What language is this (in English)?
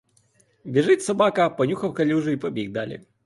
Ukrainian